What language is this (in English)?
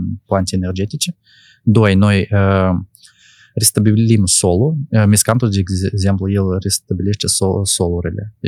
Romanian